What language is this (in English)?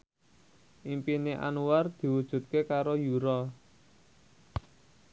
Javanese